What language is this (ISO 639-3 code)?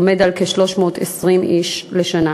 heb